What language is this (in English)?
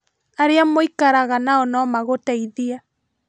Kikuyu